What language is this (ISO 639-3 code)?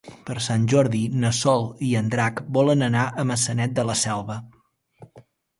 cat